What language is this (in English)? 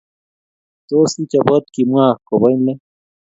Kalenjin